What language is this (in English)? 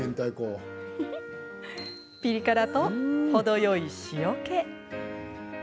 Japanese